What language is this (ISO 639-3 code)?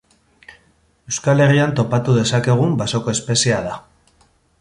eus